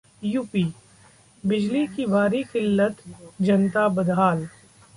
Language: Hindi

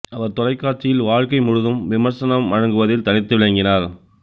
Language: Tamil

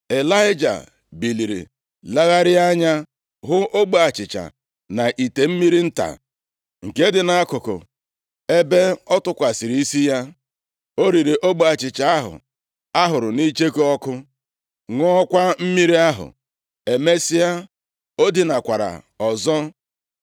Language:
Igbo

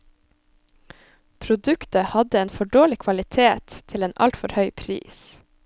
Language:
Norwegian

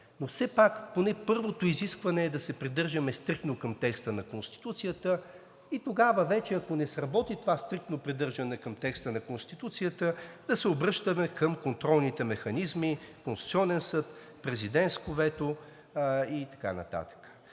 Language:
Bulgarian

